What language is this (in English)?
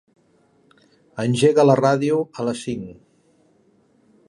Catalan